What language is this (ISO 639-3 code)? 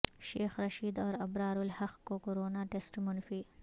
urd